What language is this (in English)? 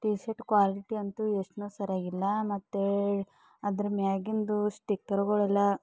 Kannada